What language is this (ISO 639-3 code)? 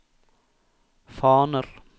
nor